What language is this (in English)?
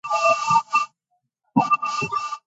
Georgian